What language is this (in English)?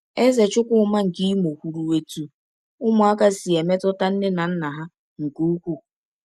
Igbo